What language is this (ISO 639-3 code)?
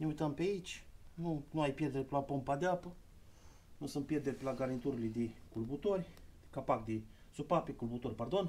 ron